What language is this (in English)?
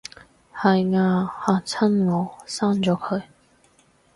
Cantonese